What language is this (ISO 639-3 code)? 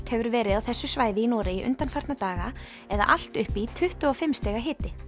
isl